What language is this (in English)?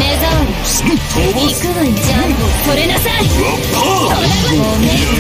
Japanese